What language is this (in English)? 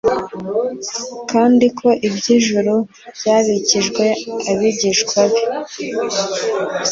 Kinyarwanda